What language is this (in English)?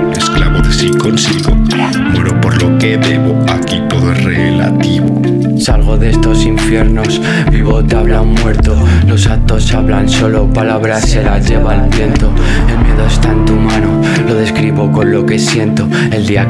Spanish